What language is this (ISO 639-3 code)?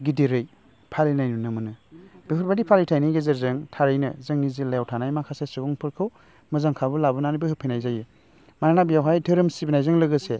brx